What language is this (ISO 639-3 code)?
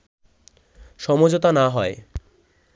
ben